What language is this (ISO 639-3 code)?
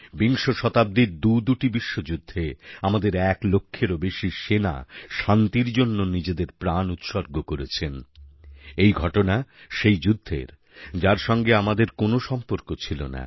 ben